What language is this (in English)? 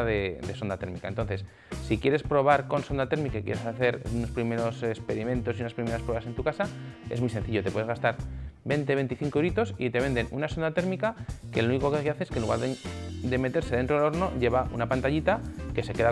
Spanish